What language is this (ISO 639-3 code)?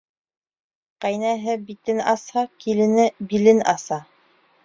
bak